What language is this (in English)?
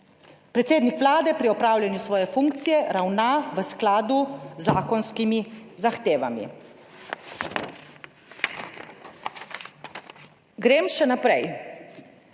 Slovenian